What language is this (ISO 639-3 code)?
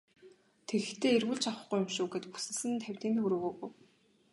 mon